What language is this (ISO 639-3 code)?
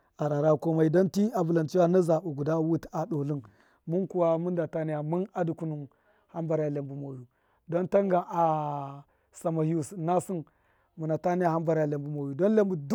mkf